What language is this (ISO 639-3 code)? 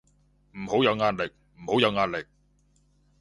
yue